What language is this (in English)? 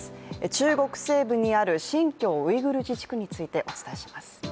Japanese